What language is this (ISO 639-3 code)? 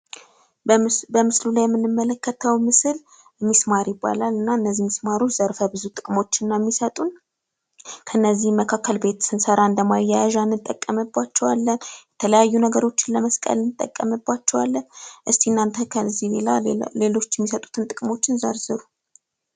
amh